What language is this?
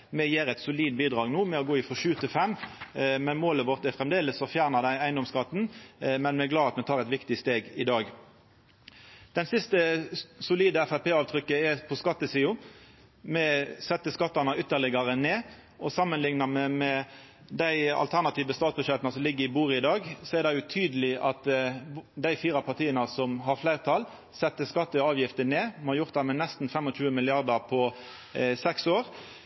Norwegian Nynorsk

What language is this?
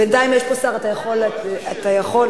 Hebrew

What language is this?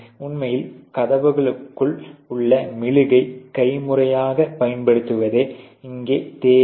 Tamil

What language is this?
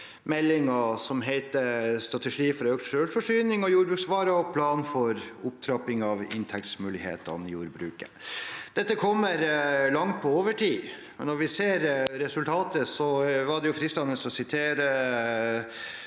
Norwegian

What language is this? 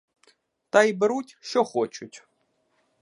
Ukrainian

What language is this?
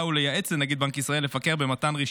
Hebrew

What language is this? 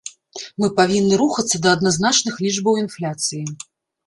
Belarusian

